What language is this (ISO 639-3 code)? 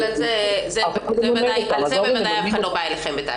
heb